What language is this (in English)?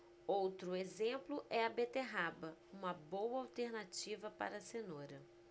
Portuguese